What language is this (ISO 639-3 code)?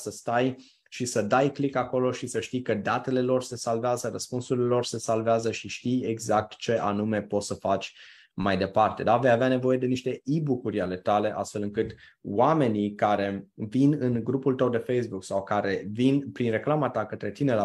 ron